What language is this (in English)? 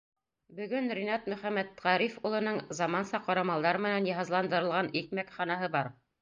Bashkir